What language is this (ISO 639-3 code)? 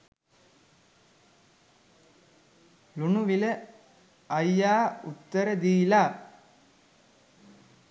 sin